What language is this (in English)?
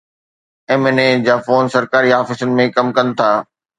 Sindhi